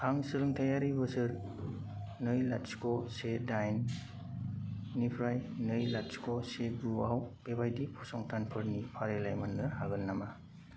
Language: Bodo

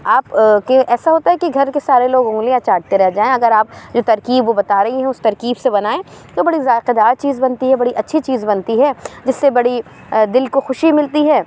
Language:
Urdu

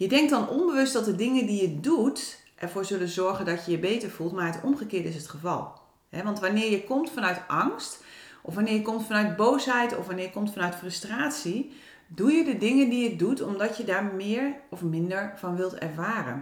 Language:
Dutch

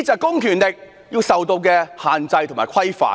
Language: Cantonese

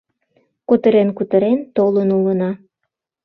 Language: Mari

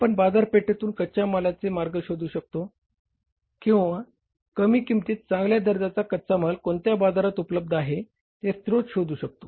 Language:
Marathi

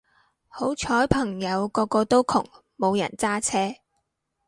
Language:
Cantonese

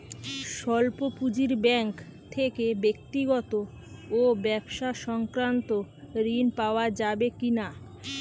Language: Bangla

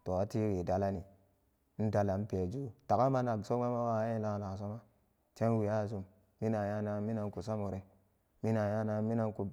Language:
Samba Daka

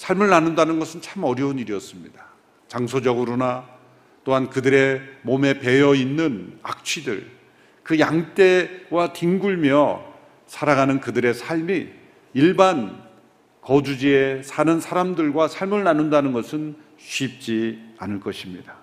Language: Korean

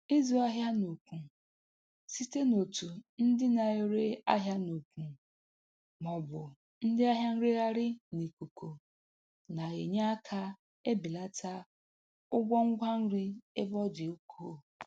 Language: Igbo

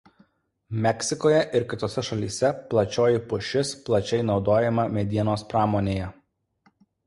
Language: Lithuanian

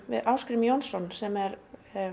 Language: Icelandic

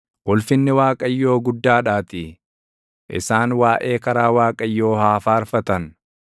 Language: Oromo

